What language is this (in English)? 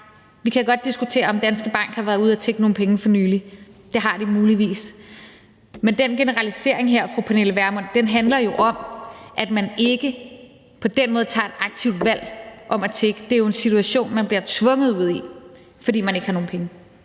Danish